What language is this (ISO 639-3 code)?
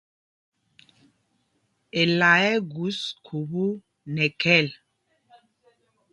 mgg